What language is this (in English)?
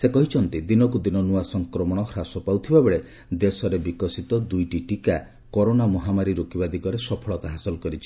Odia